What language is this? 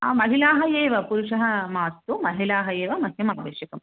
Sanskrit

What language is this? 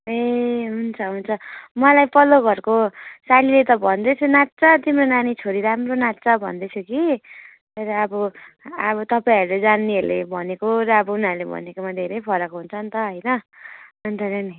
Nepali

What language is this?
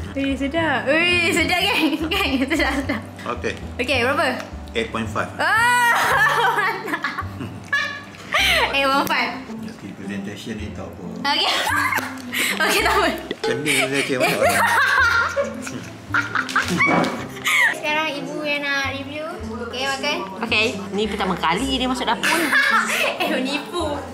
Malay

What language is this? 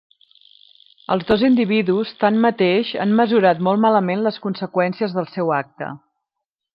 Catalan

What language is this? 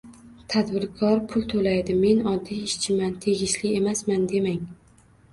Uzbek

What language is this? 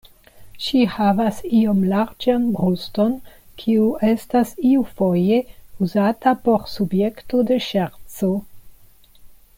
Esperanto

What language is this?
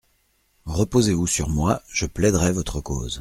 French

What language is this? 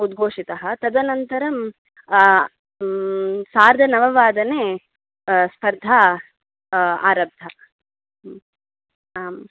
Sanskrit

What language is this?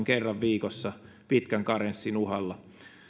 Finnish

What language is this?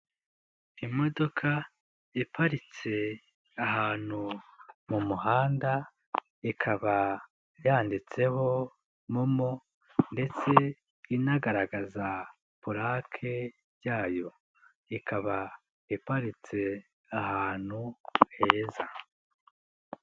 Kinyarwanda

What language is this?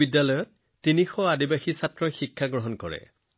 Assamese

